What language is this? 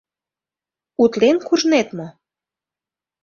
Mari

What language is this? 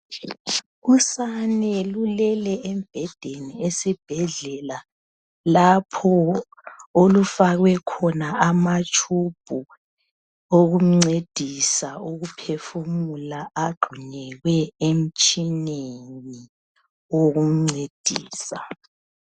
North Ndebele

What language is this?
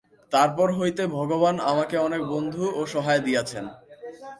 Bangla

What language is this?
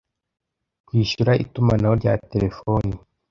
Kinyarwanda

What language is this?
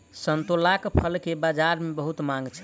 Maithili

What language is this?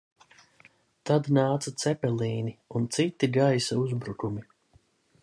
Latvian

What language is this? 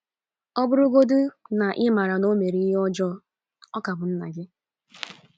Igbo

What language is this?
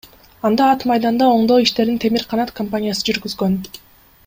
Kyrgyz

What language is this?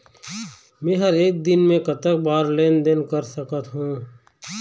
Chhattisgarhi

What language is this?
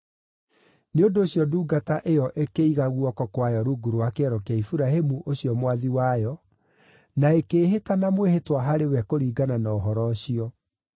Kikuyu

